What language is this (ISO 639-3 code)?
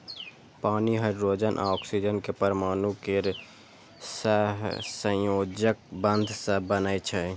mai